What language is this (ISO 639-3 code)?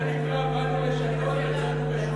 heb